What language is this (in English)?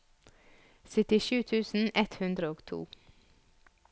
Norwegian